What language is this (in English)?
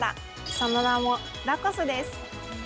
Japanese